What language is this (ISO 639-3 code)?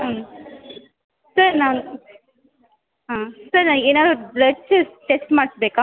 kan